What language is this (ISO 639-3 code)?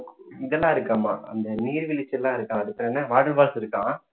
tam